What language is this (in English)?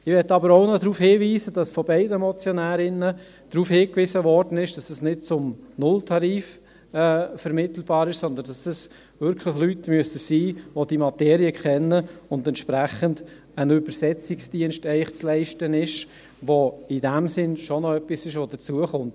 Swiss German